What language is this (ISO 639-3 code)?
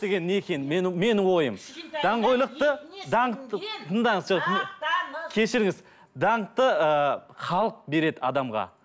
kaz